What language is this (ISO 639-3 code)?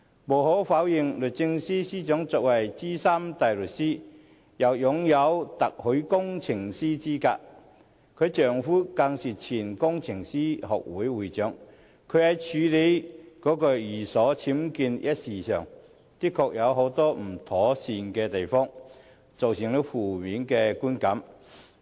yue